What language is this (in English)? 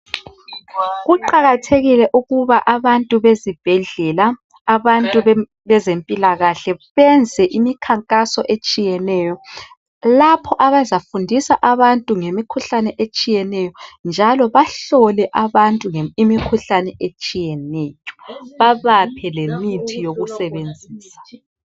North Ndebele